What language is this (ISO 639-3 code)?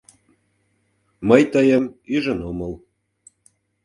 chm